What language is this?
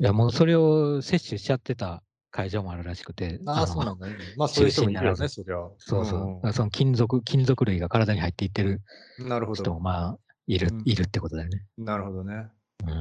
Japanese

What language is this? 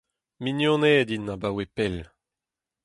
Breton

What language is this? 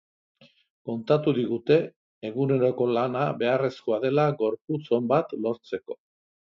Basque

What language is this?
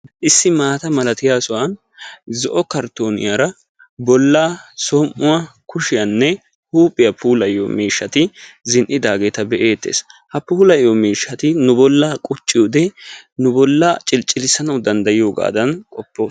Wolaytta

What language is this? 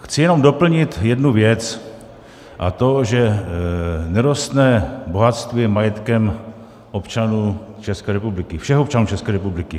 Czech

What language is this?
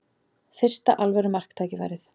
Icelandic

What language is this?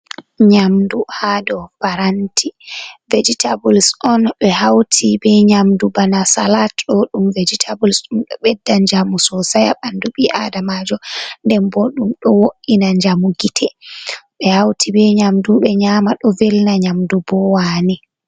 Fula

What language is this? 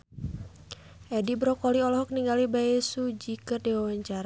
Sundanese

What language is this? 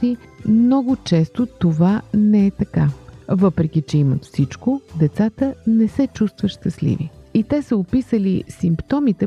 Bulgarian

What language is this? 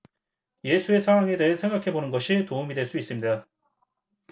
Korean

